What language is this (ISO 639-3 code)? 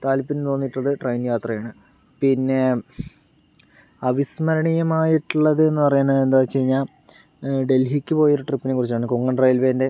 mal